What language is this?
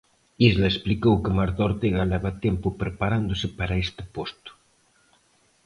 Galician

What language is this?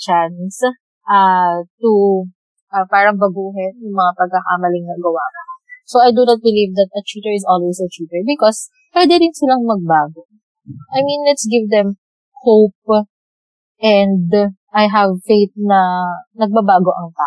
Filipino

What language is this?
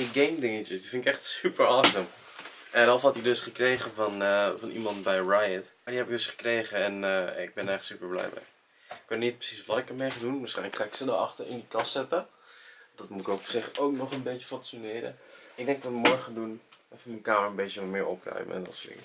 Dutch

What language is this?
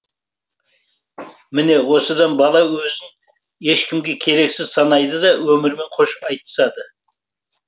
Kazakh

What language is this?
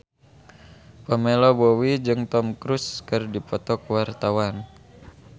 Sundanese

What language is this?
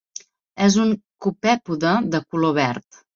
Catalan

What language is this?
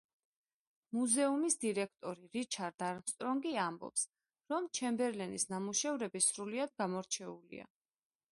Georgian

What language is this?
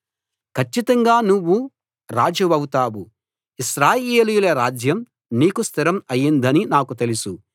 Telugu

